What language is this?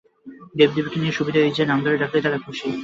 Bangla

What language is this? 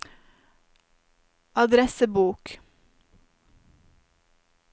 Norwegian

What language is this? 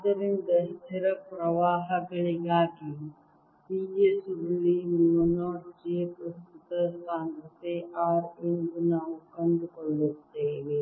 Kannada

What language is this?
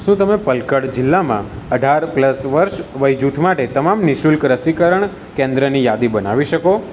Gujarati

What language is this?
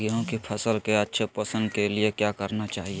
Magahi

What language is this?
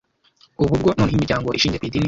Kinyarwanda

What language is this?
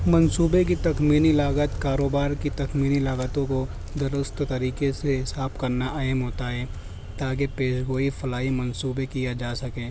Urdu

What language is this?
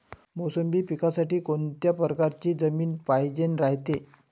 Marathi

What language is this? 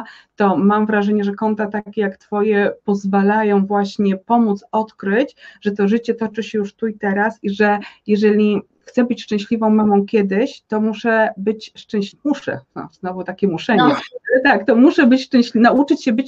Polish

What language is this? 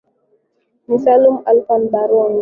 Swahili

